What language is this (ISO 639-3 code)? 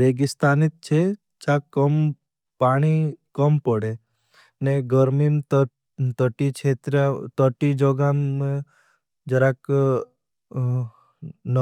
bhb